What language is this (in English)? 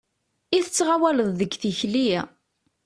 Kabyle